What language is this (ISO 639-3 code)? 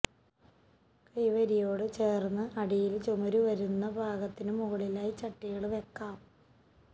mal